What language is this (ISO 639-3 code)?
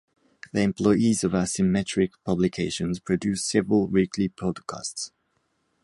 eng